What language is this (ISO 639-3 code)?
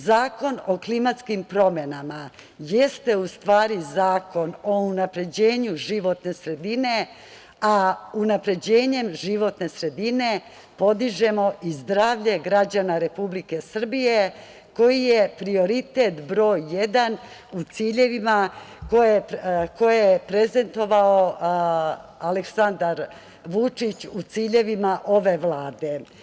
srp